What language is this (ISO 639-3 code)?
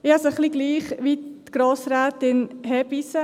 gsw